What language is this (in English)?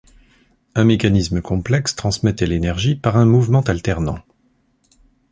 French